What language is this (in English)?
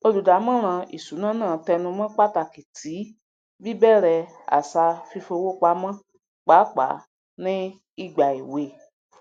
Yoruba